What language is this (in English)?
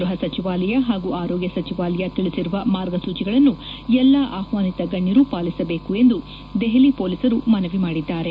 Kannada